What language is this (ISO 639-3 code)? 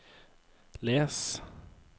nor